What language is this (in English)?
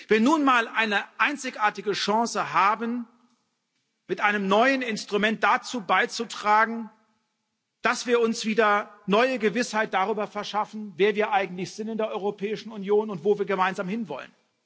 German